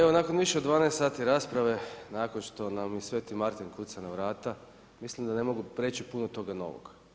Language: Croatian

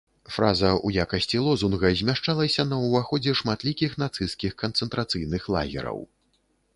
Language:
Belarusian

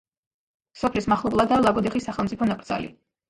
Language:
Georgian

